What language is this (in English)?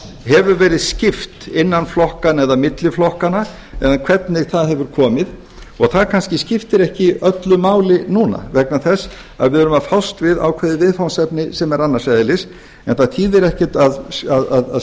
Icelandic